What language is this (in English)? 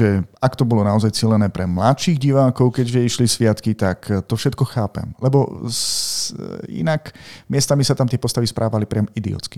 Slovak